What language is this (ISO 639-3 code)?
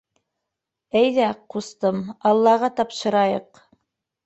bak